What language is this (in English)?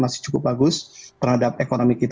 Indonesian